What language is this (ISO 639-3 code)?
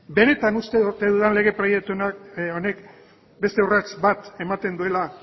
eus